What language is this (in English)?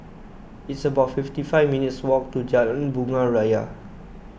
English